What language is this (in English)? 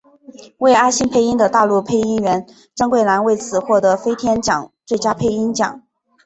Chinese